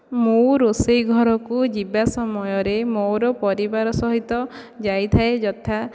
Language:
Odia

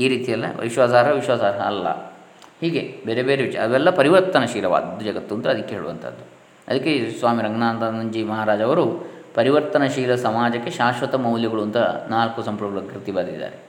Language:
Kannada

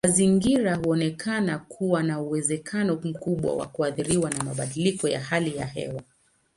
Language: Swahili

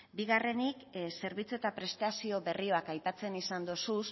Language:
Basque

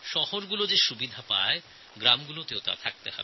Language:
Bangla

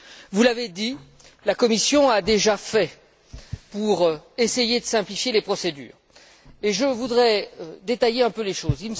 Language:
French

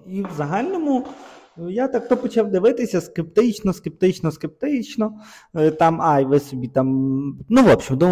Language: Ukrainian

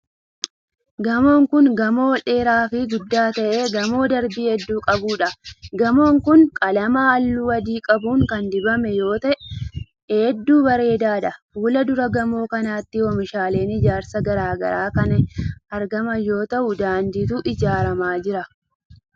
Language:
Oromo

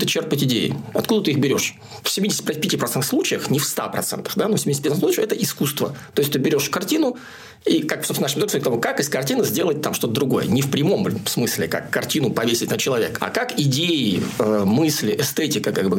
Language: Russian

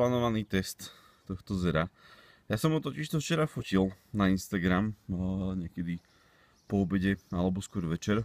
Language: Slovak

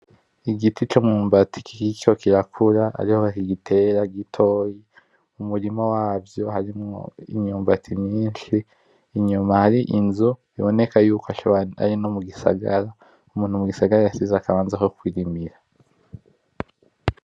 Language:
Rundi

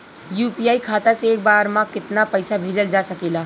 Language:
Bhojpuri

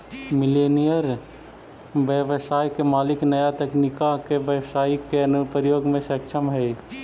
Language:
Magahi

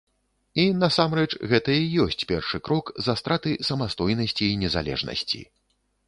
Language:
Belarusian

